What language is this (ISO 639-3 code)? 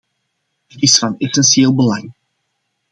nld